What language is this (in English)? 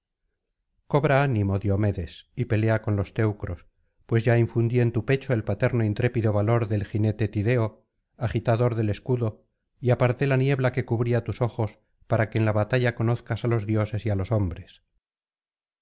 Spanish